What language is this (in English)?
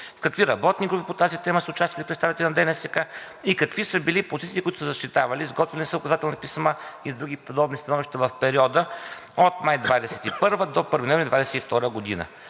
Bulgarian